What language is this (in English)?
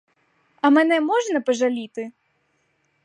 Ukrainian